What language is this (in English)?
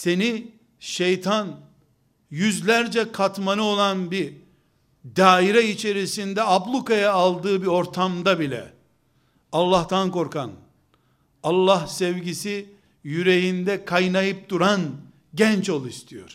Turkish